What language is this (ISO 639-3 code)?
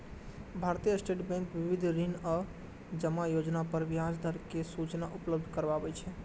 mai